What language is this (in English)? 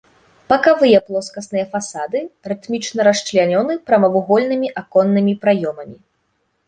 Belarusian